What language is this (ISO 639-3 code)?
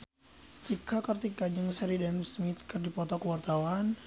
sun